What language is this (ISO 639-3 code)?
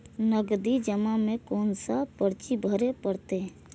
mai